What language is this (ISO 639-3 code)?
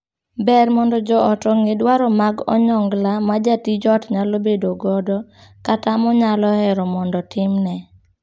luo